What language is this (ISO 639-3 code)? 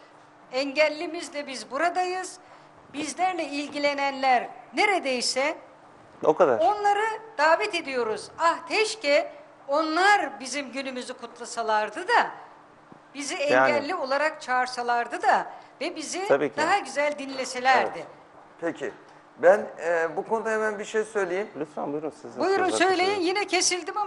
tur